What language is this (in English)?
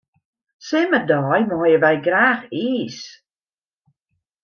Western Frisian